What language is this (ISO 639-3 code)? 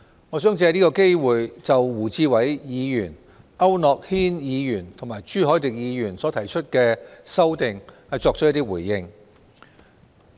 yue